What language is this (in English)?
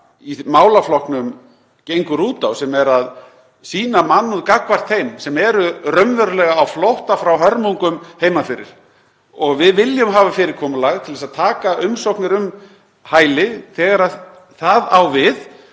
Icelandic